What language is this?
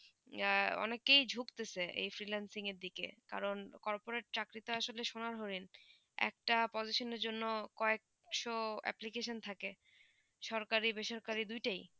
Bangla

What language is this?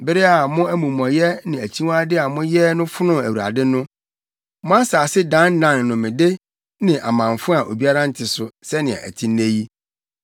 Akan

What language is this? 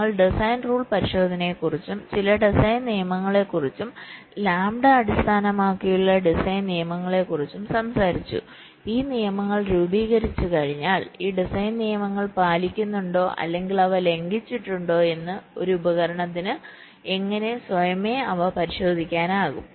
Malayalam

